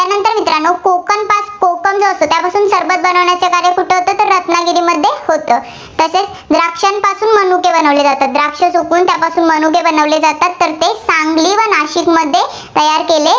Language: Marathi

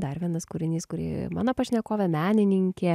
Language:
Lithuanian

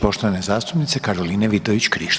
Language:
Croatian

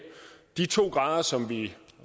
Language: Danish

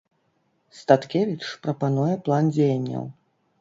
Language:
Belarusian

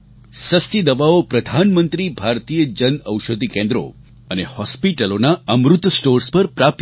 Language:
Gujarati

